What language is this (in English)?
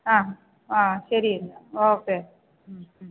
Malayalam